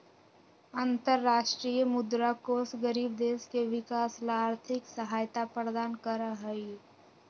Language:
Magahi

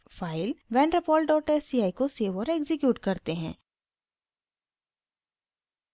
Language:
Hindi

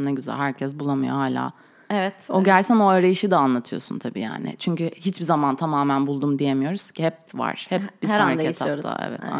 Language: Turkish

